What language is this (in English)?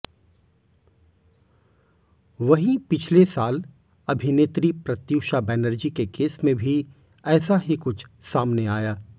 Hindi